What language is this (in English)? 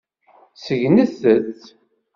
Kabyle